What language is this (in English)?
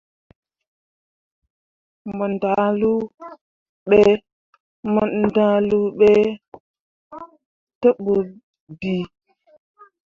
Mundang